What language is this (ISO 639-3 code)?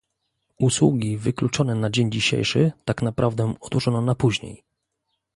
pol